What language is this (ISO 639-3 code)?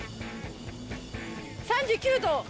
jpn